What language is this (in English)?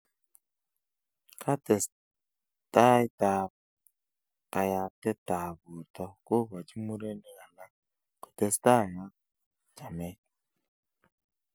Kalenjin